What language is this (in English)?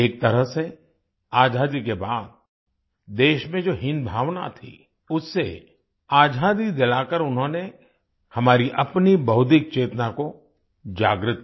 Hindi